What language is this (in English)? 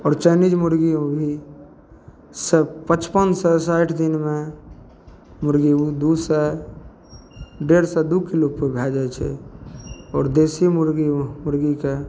Maithili